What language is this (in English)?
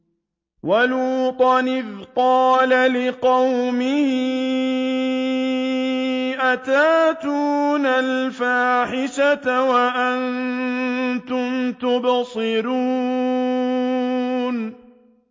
Arabic